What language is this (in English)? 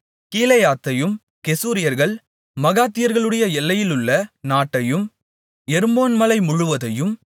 Tamil